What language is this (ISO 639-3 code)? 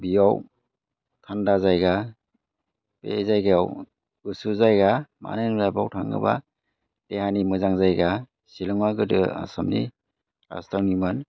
brx